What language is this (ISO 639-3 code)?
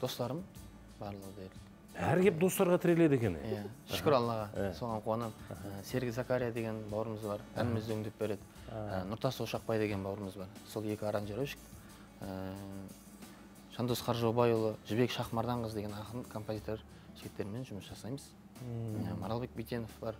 tur